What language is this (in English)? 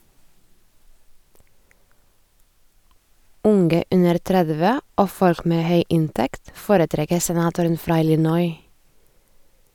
Norwegian